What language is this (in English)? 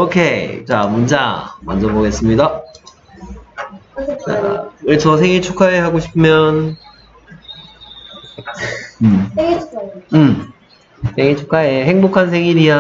Korean